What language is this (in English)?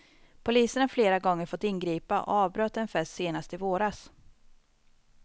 Swedish